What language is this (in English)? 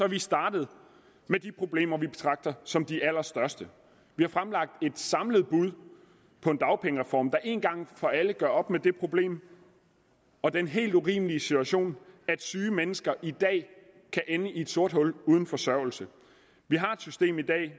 Danish